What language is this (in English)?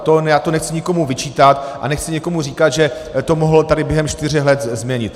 Czech